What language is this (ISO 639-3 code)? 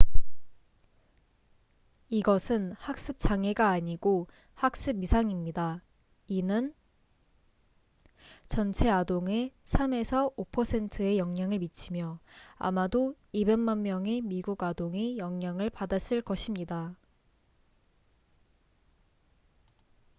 kor